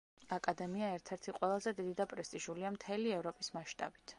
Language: Georgian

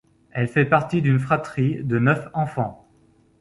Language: French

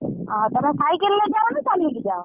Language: Odia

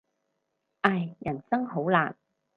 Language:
Cantonese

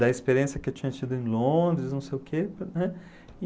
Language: Portuguese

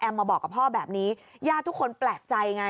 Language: Thai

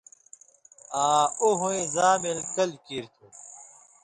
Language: Indus Kohistani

